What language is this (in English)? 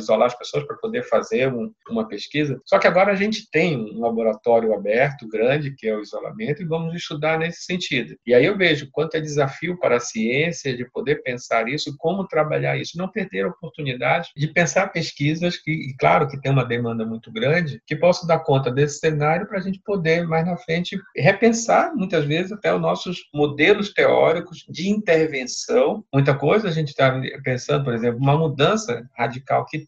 Portuguese